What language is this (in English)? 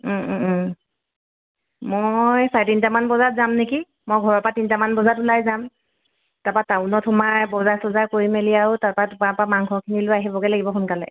Assamese